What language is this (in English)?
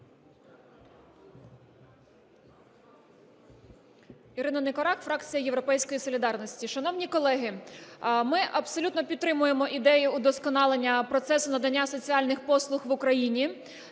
Ukrainian